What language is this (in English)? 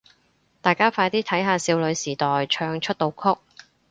Cantonese